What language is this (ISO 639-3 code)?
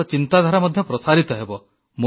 ori